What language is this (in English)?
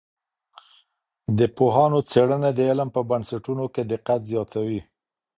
Pashto